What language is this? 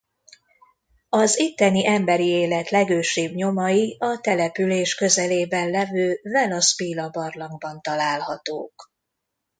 Hungarian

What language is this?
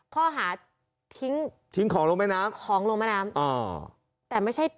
Thai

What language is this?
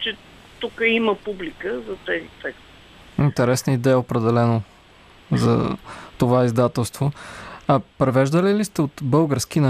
Bulgarian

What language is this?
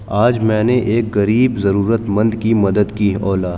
Urdu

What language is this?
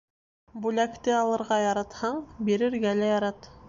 Bashkir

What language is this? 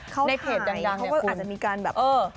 Thai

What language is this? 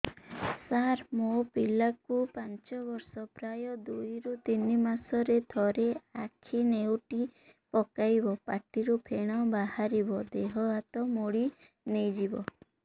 Odia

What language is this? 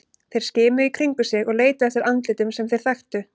Icelandic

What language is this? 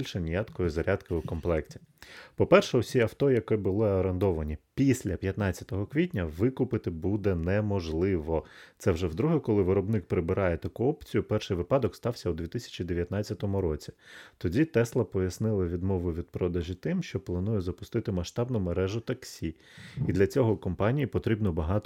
Ukrainian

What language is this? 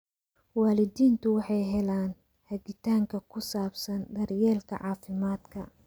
Somali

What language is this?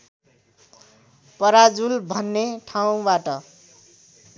Nepali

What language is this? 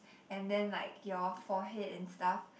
English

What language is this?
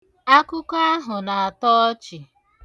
Igbo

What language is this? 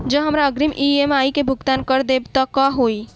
Maithili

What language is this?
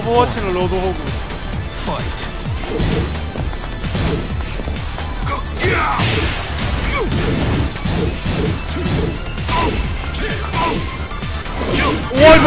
Korean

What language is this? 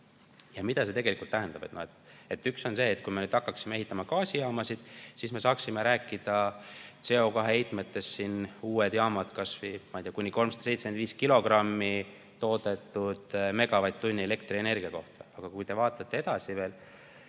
Estonian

